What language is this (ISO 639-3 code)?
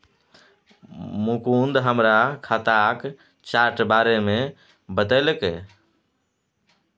mai